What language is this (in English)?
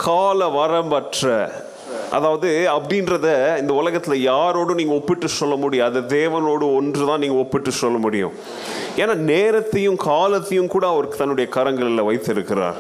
Tamil